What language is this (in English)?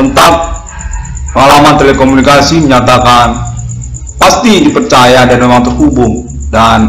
Indonesian